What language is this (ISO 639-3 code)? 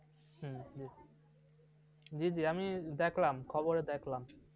ben